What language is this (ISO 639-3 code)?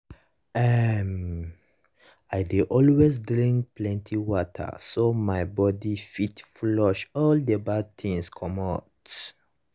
pcm